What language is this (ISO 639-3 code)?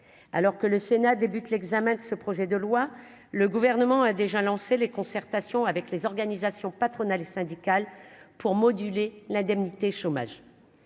fra